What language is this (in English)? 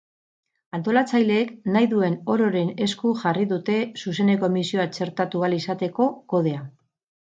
Basque